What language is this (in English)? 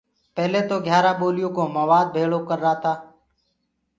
Gurgula